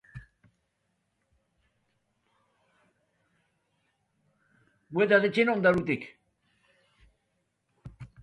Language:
Basque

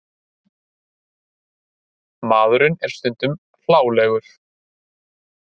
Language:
Icelandic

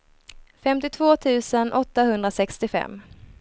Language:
Swedish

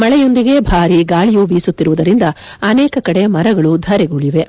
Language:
Kannada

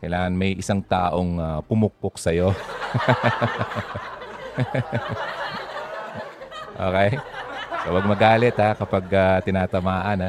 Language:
Filipino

